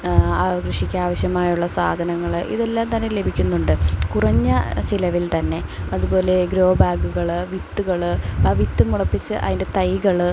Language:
Malayalam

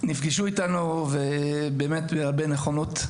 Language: Hebrew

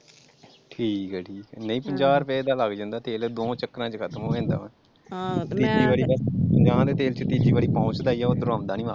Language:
Punjabi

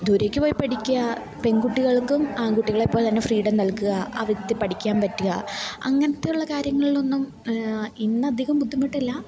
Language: Malayalam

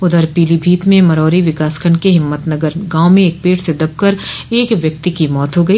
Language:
Hindi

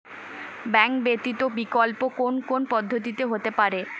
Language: Bangla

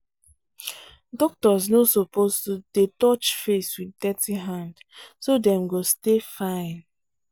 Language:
Nigerian Pidgin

